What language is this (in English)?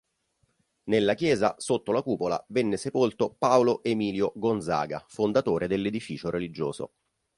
Italian